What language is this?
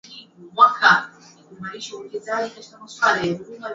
Swahili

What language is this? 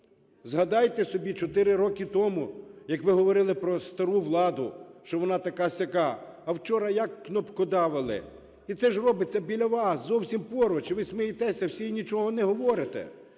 Ukrainian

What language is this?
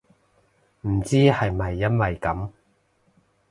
Cantonese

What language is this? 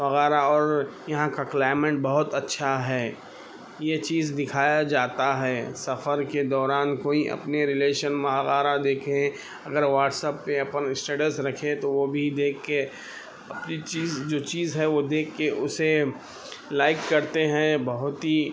Urdu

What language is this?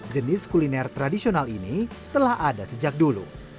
Indonesian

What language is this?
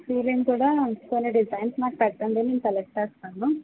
Telugu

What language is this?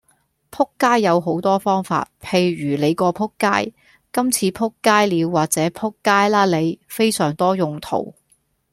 Cantonese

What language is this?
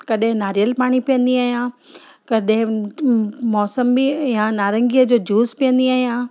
Sindhi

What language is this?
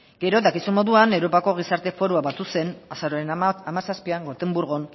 Basque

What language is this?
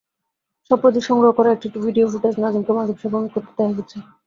Bangla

